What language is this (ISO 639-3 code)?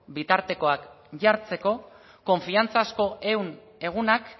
eus